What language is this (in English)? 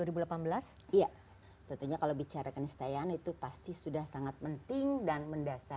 Indonesian